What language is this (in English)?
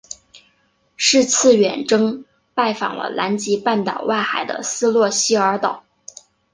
Chinese